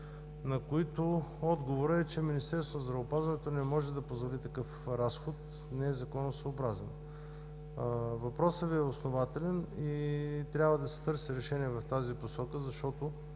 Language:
Bulgarian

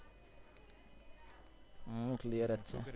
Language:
Gujarati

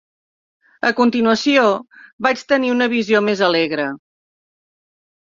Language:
Catalan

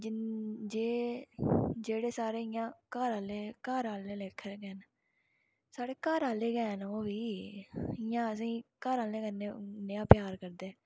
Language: Dogri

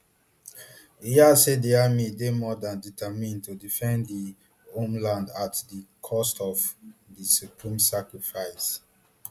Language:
Nigerian Pidgin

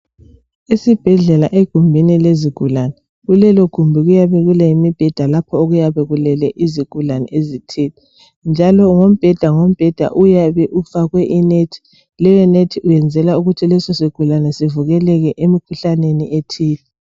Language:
North Ndebele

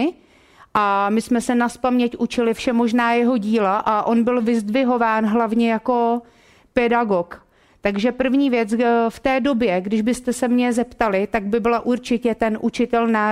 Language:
Czech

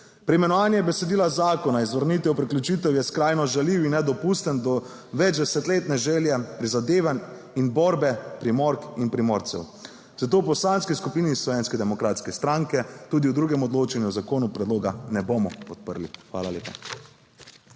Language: Slovenian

